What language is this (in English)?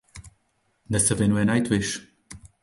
Czech